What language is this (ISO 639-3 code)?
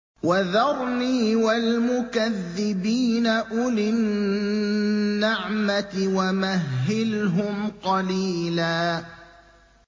ara